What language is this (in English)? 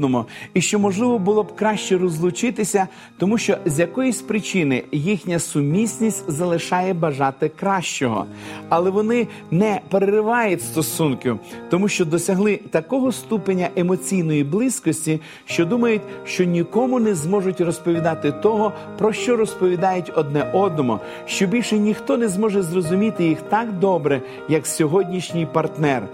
Ukrainian